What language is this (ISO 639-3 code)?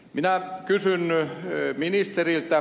fin